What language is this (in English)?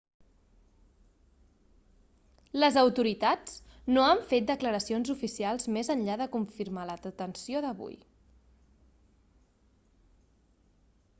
Catalan